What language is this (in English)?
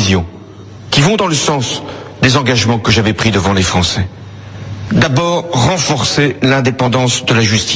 French